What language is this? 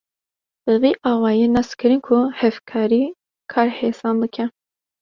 Kurdish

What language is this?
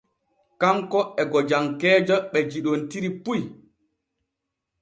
Borgu Fulfulde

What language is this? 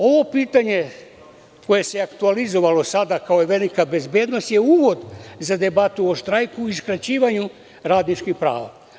Serbian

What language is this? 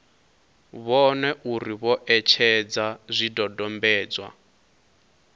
Venda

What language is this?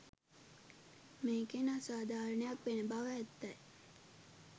Sinhala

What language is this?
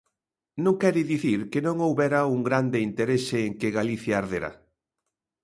Galician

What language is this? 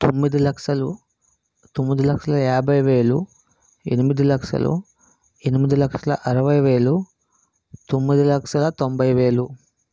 Telugu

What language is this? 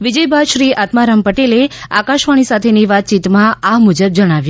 Gujarati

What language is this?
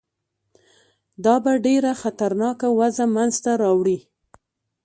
Pashto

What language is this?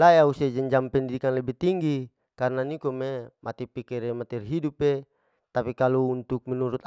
Larike-Wakasihu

